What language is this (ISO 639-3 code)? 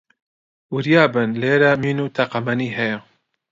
ckb